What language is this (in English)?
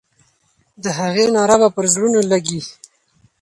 Pashto